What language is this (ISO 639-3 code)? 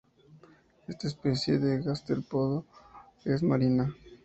spa